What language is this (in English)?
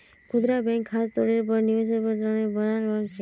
Magahi